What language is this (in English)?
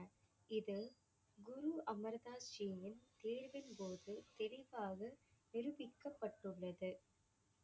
Tamil